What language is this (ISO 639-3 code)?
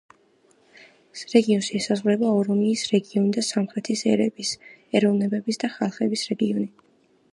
kat